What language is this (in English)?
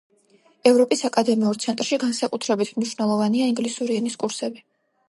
Georgian